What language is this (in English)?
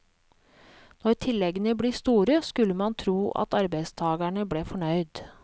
Norwegian